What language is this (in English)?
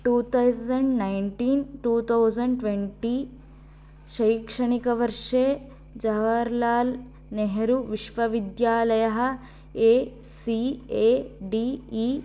Sanskrit